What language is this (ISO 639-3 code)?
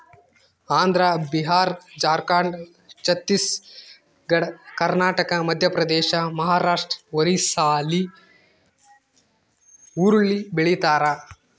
kan